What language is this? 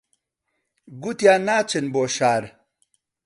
Central Kurdish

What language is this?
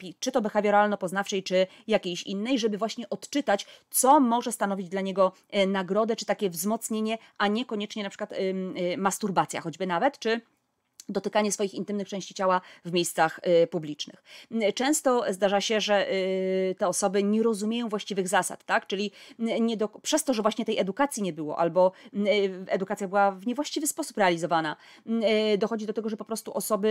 Polish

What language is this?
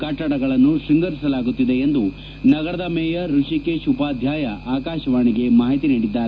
Kannada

